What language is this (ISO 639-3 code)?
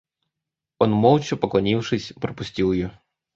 rus